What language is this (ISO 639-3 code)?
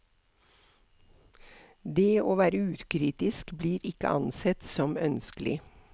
nor